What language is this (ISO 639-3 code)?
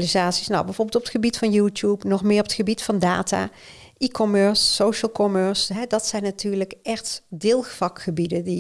nld